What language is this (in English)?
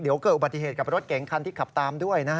Thai